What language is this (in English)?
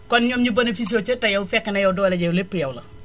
Wolof